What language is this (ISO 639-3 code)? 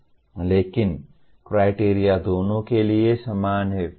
hin